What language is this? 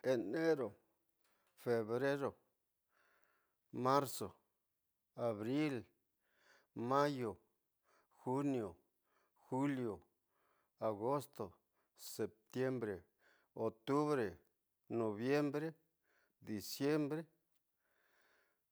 Tidaá Mixtec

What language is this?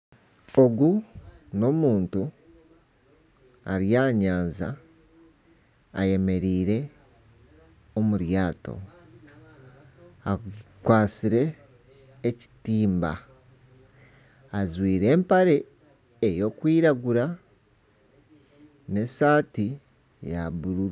Nyankole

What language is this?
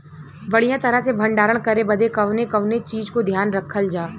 Bhojpuri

